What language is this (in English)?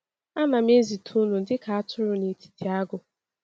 Igbo